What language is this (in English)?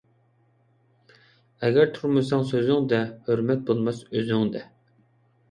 Uyghur